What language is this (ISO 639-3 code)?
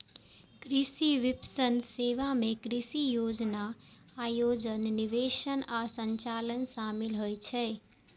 mai